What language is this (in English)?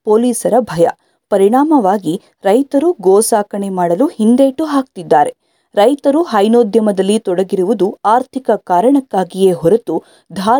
Kannada